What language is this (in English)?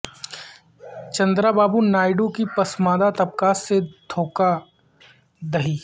Urdu